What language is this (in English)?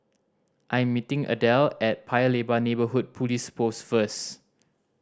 English